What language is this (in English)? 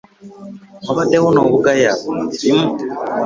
Ganda